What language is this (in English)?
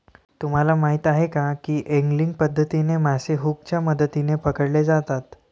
Marathi